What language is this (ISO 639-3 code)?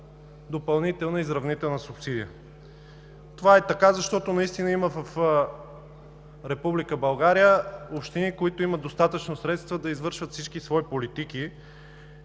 bul